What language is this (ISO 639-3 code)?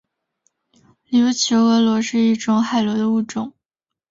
zho